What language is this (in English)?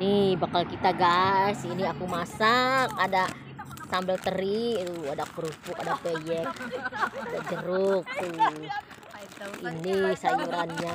Indonesian